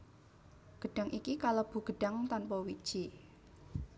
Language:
Javanese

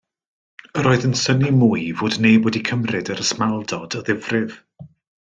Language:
Welsh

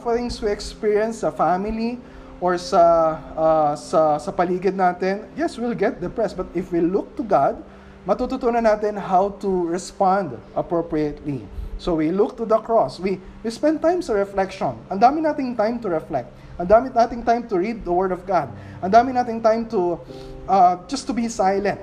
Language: Filipino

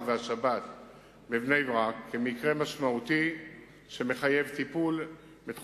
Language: Hebrew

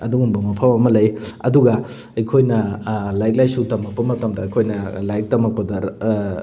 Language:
Manipuri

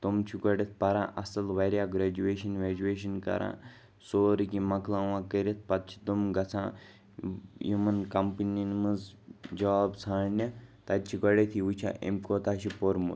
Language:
Kashmiri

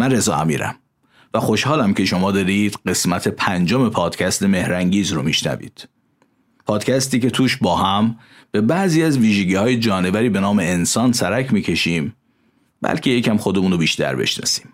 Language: Persian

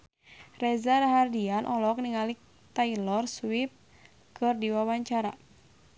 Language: Sundanese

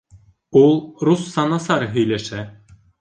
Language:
Bashkir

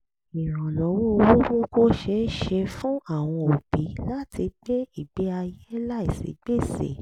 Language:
Yoruba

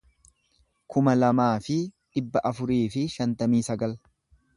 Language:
Oromo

